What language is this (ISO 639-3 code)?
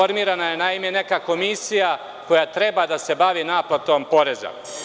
srp